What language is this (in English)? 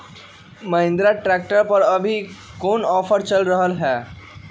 Magahi